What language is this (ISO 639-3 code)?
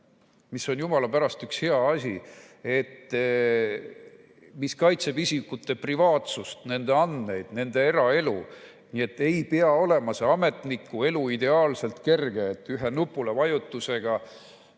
est